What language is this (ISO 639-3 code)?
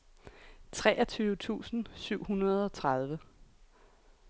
dan